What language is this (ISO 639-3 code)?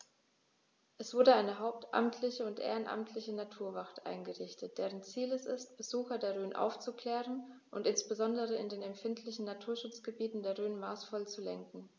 deu